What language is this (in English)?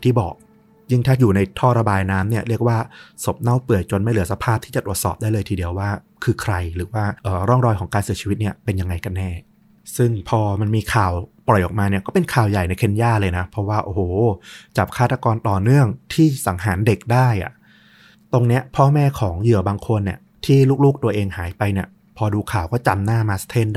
Thai